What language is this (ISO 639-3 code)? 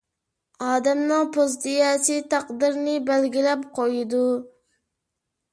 uig